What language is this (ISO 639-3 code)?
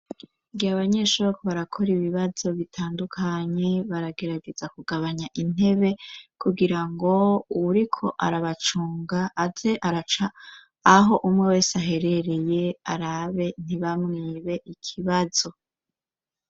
run